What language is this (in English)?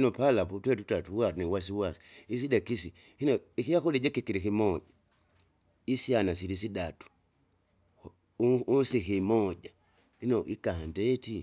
Kinga